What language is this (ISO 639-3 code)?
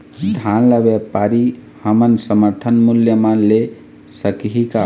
hne